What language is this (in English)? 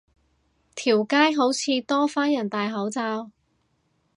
Cantonese